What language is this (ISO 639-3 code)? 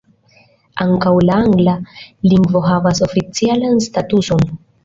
epo